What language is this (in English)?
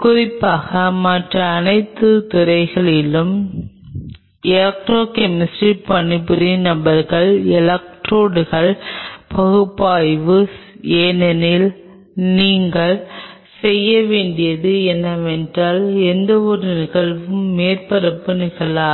Tamil